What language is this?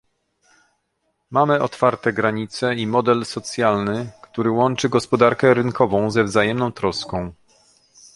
Polish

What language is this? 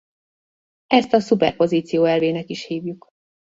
Hungarian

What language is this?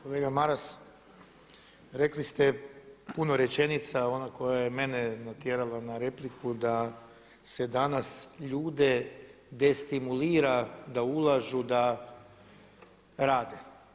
Croatian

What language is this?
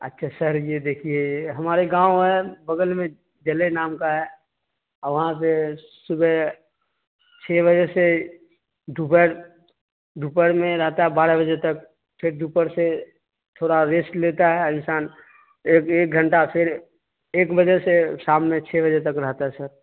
Urdu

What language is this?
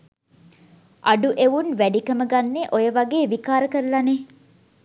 Sinhala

